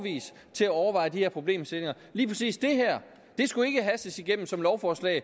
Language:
Danish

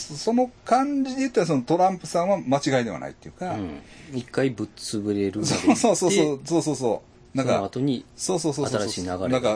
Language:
Japanese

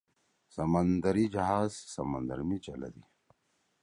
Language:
Torwali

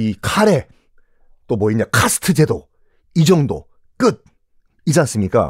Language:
Korean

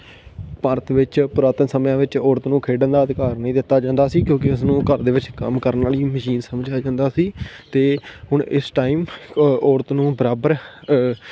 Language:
Punjabi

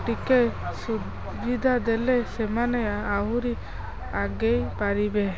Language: Odia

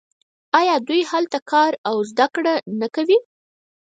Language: Pashto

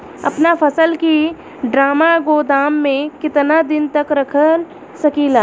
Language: Bhojpuri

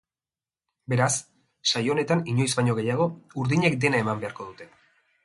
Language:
Basque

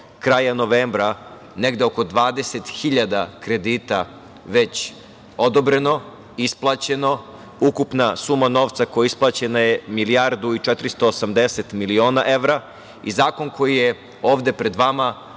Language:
Serbian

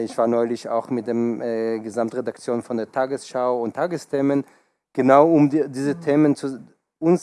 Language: German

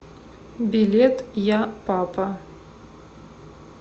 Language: Russian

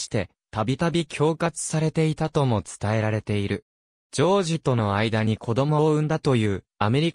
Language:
Japanese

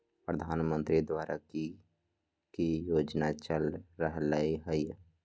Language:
Magahi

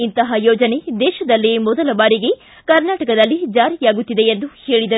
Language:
Kannada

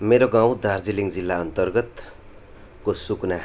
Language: Nepali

